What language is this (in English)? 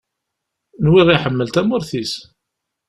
Kabyle